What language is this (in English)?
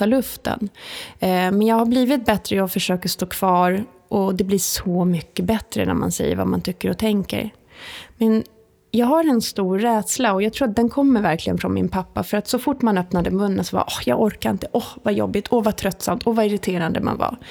Swedish